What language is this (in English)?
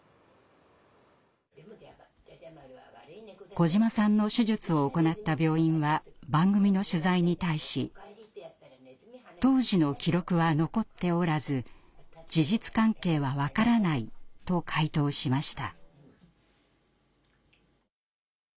Japanese